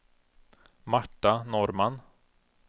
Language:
Swedish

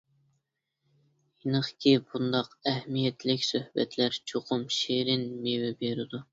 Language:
Uyghur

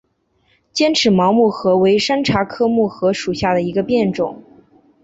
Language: Chinese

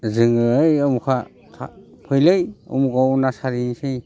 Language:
Bodo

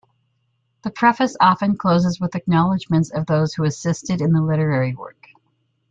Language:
English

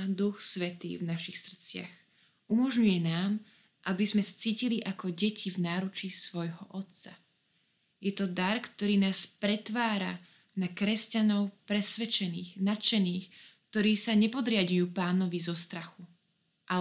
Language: Slovak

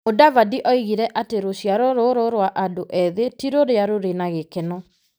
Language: Kikuyu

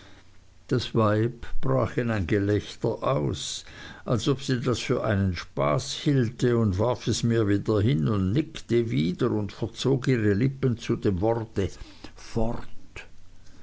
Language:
German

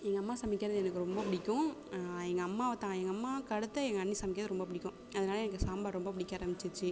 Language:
Tamil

